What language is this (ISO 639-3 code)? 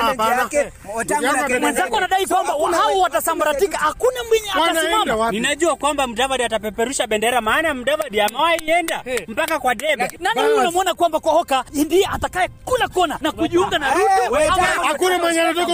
swa